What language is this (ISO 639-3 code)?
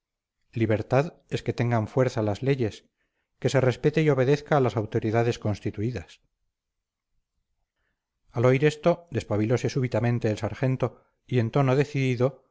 spa